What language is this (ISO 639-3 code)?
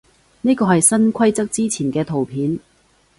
yue